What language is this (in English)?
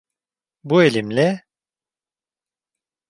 Turkish